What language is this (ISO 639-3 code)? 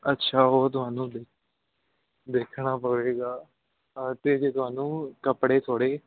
pan